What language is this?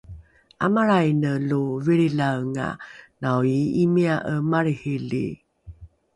Rukai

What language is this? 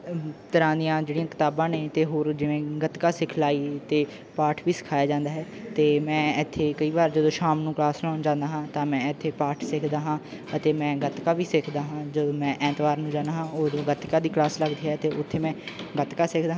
Punjabi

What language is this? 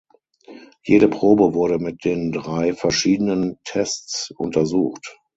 German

